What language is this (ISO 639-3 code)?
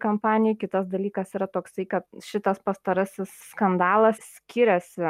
lit